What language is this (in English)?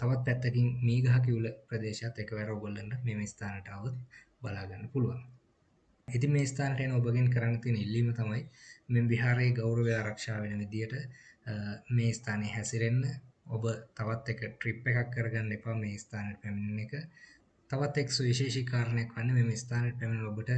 Sinhala